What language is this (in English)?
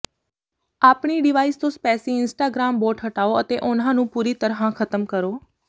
Punjabi